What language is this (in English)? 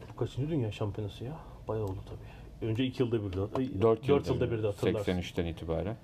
Turkish